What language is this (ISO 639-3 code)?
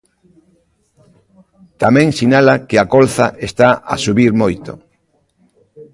glg